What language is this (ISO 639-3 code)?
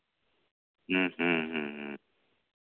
sat